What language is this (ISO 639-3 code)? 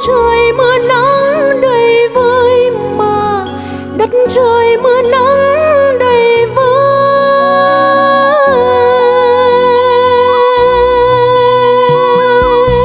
vie